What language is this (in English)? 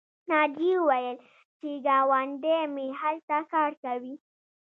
Pashto